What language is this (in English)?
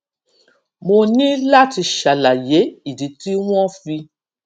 Yoruba